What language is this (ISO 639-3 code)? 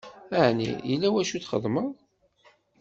kab